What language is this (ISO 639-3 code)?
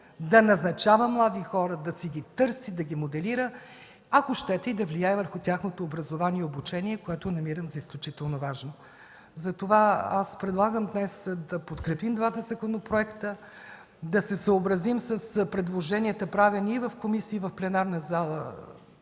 bul